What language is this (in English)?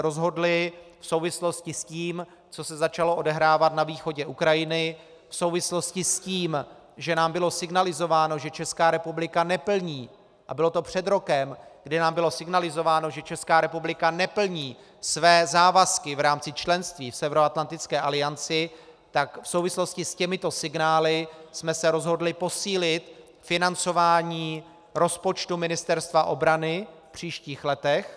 Czech